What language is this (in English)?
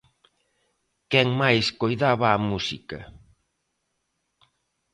Galician